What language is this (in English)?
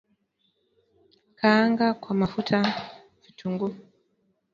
Swahili